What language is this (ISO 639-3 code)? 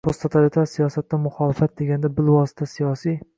uzb